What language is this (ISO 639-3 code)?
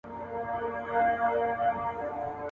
pus